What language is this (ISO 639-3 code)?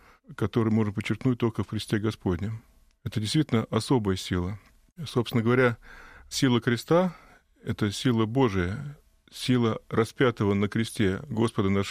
rus